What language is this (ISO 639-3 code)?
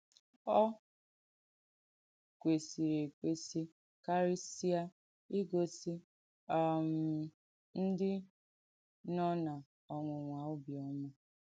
ibo